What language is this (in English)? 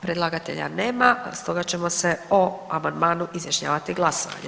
Croatian